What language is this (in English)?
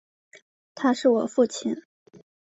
Chinese